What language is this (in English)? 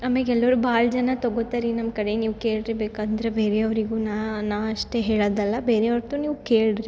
Kannada